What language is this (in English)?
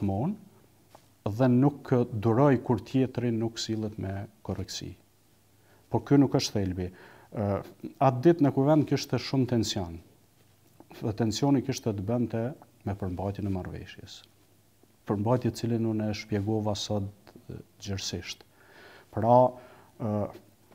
Romanian